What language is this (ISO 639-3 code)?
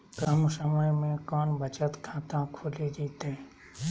mag